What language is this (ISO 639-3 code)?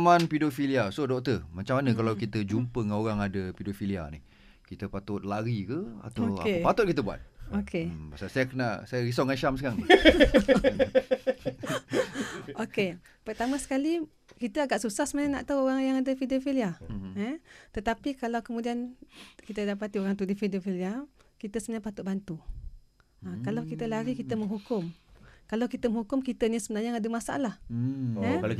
msa